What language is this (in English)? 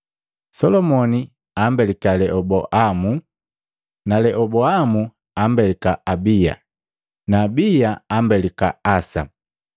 Matengo